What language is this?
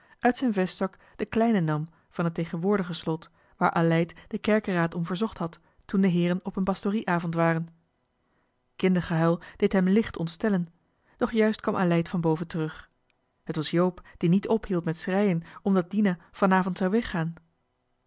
Dutch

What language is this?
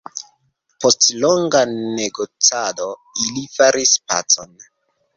Esperanto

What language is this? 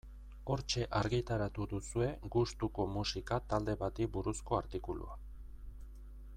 Basque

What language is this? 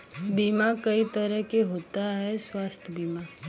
Bhojpuri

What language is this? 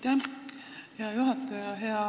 Estonian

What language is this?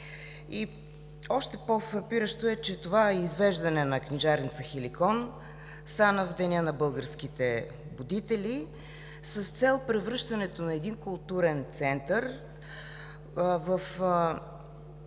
Bulgarian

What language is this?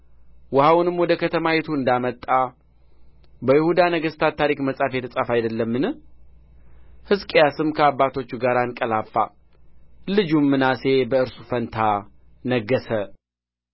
Amharic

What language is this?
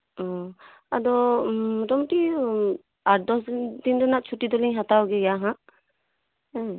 Santali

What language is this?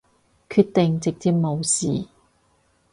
Cantonese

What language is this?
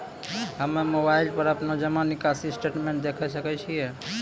Maithili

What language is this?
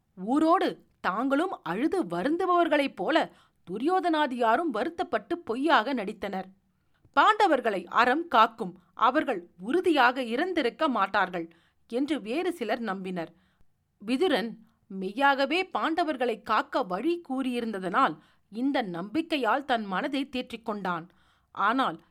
Tamil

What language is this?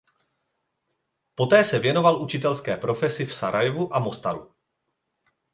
Czech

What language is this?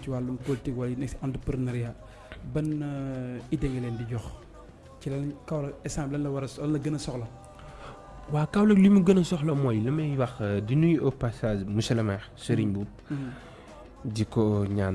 French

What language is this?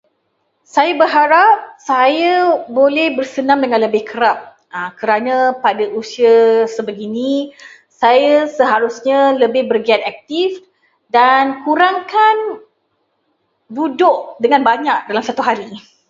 Malay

